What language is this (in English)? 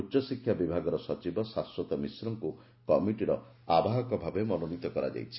Odia